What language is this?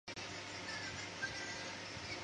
Chinese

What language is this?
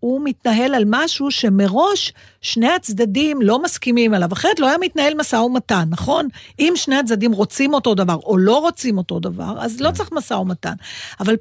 Hebrew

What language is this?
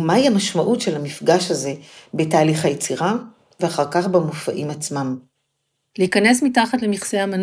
Hebrew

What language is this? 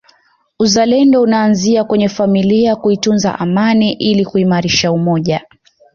Swahili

